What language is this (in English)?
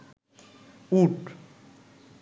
Bangla